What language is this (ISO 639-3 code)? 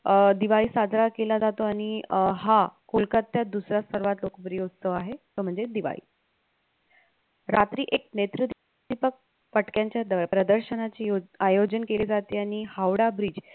mar